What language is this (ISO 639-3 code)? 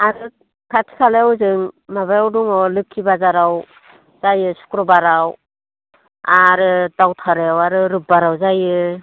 brx